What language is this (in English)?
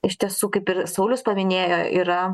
Lithuanian